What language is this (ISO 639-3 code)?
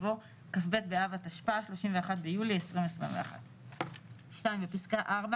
heb